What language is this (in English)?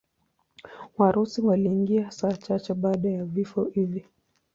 Swahili